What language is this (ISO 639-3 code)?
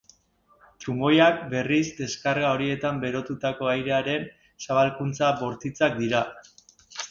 eus